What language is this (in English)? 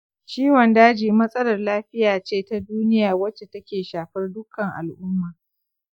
Hausa